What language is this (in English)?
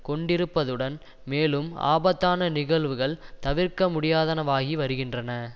Tamil